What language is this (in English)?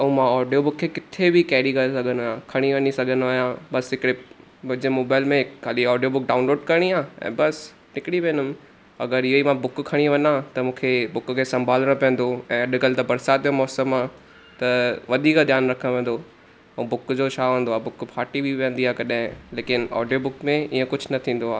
Sindhi